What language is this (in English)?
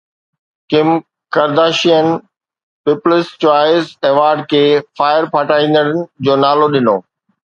Sindhi